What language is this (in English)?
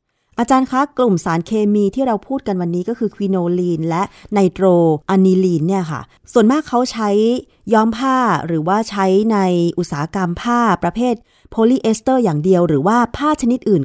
Thai